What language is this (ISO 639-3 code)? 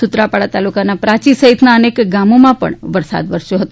guj